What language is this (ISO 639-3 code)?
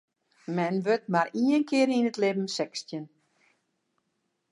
fry